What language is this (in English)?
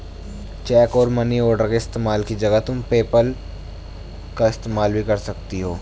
Hindi